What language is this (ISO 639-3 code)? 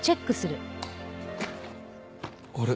jpn